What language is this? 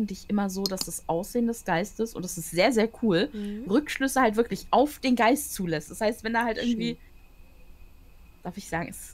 German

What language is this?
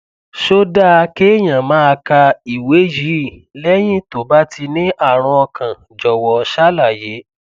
Yoruba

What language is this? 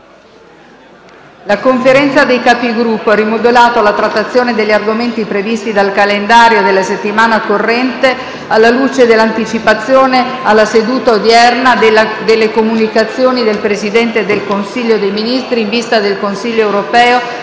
Italian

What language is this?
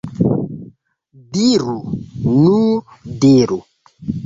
Esperanto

